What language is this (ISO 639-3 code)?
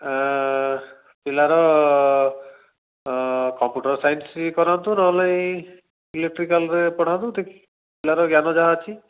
ori